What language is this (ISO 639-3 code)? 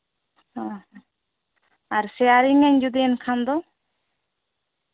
sat